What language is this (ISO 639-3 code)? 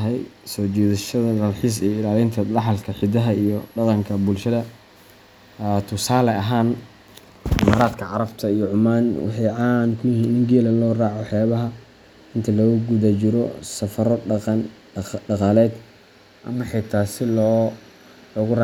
som